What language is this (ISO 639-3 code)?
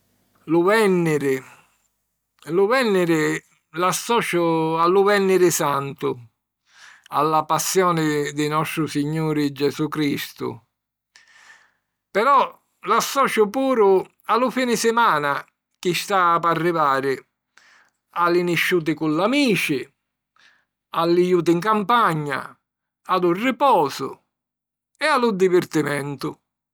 scn